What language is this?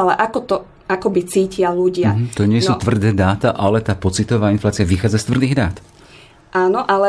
Slovak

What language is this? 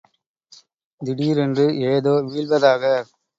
Tamil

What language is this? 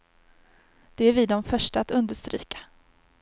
Swedish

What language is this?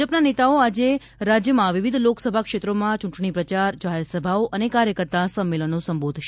Gujarati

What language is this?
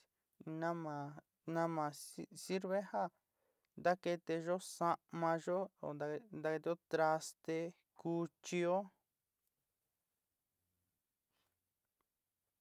Sinicahua Mixtec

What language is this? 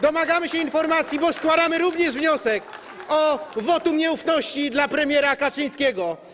Polish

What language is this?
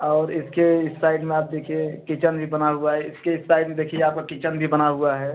Hindi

